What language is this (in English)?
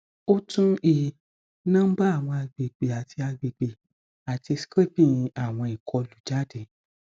Yoruba